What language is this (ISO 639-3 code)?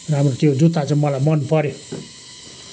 nep